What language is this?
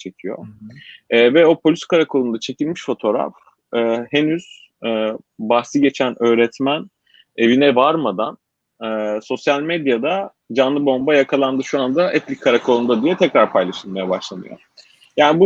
Turkish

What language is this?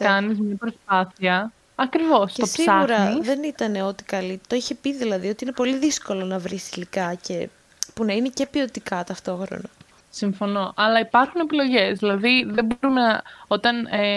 Greek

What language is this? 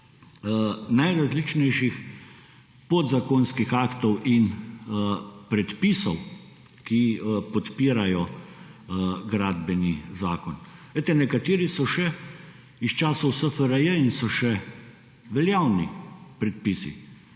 Slovenian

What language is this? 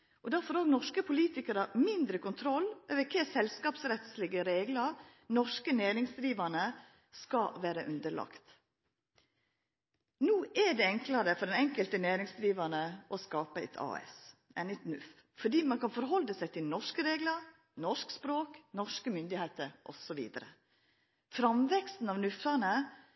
Norwegian Nynorsk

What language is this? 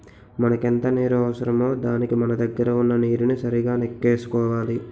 Telugu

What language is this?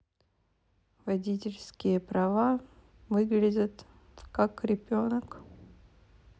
Russian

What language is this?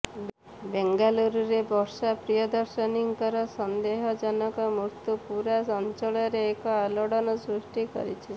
Odia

